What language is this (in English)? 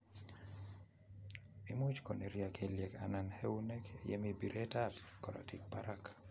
Kalenjin